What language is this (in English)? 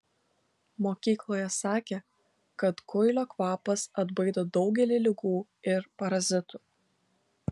Lithuanian